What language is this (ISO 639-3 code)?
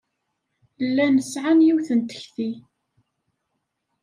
kab